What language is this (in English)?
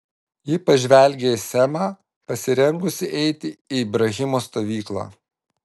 Lithuanian